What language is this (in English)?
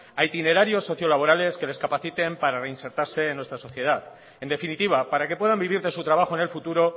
Spanish